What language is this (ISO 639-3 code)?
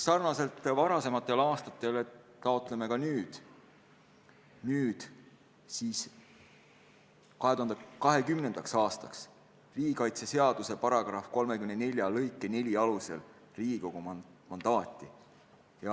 est